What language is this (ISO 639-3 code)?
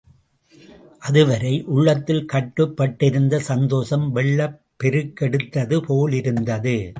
tam